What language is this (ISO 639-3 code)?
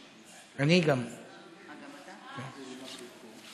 heb